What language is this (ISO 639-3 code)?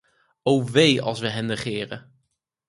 nld